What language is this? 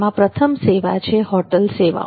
Gujarati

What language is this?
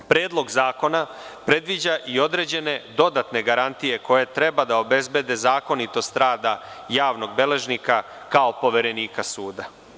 Serbian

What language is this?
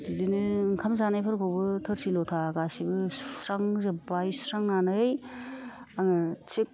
Bodo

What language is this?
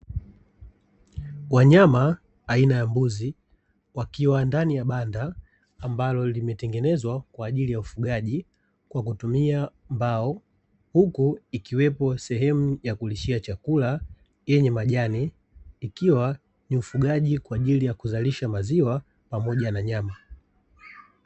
Swahili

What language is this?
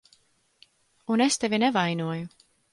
Latvian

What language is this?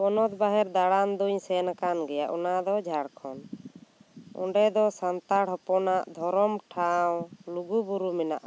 Santali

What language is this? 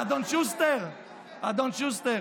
Hebrew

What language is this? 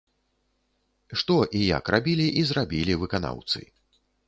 Belarusian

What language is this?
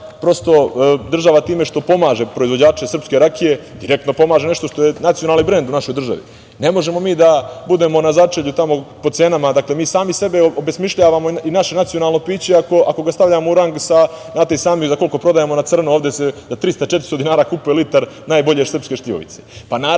Serbian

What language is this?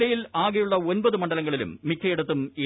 Malayalam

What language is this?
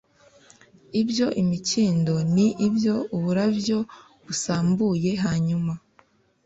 Kinyarwanda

